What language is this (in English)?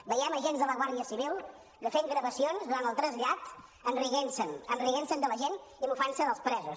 Catalan